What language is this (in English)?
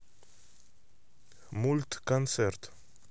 Russian